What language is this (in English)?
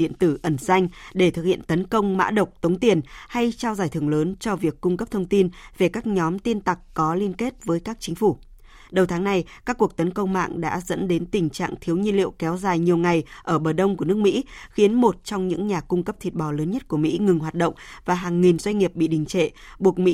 Vietnamese